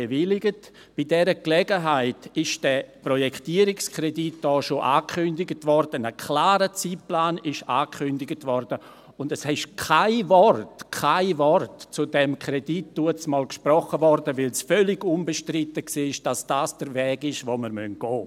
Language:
Swiss German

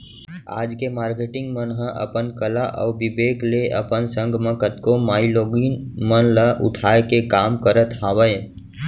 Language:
Chhattisgarhi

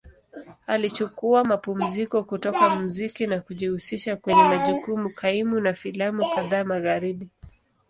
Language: Swahili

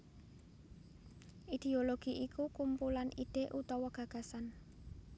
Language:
Javanese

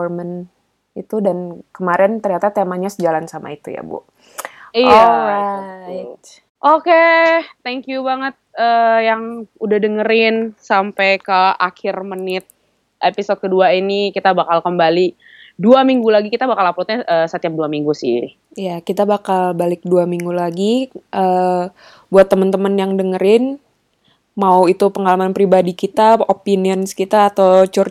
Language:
Indonesian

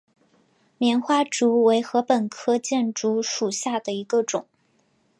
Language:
Chinese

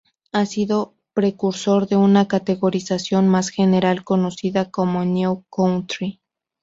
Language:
Spanish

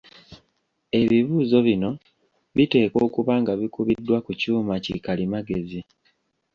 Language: Ganda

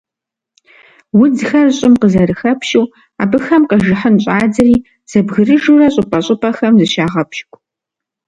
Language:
Kabardian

